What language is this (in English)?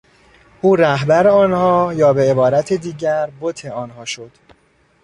Persian